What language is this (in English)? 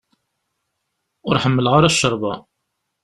Kabyle